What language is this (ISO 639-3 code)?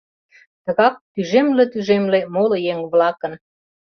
chm